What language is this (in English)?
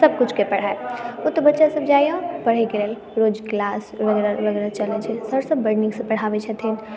Maithili